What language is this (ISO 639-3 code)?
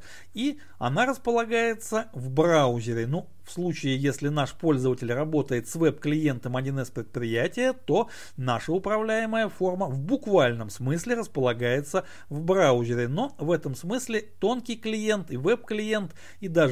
rus